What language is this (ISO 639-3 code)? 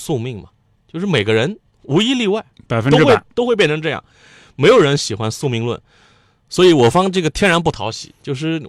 zho